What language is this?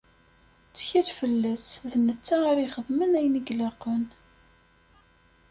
Kabyle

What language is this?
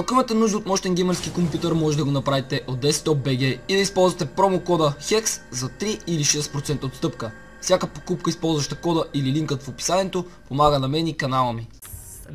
Bulgarian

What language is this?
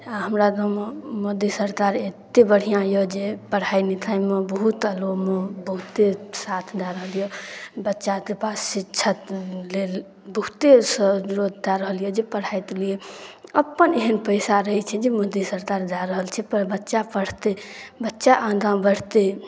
Maithili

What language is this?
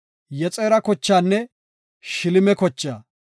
Gofa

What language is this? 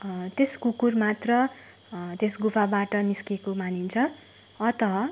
Nepali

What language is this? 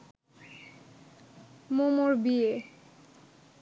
Bangla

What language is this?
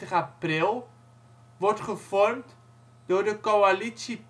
Dutch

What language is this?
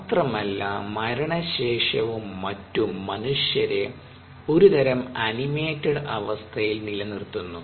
Malayalam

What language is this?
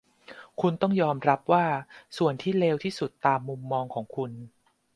Thai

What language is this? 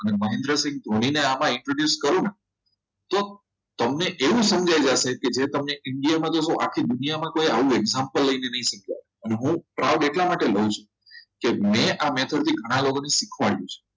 Gujarati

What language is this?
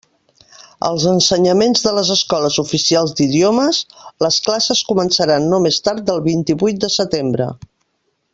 Catalan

